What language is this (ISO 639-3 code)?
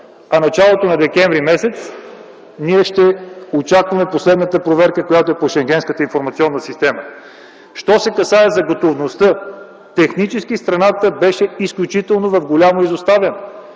bul